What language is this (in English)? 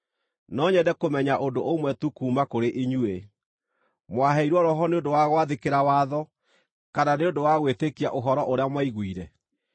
Kikuyu